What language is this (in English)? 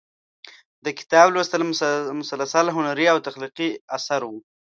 Pashto